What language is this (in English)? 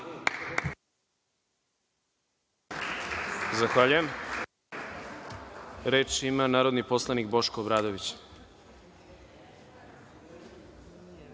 Serbian